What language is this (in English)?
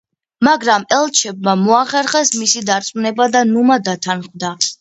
Georgian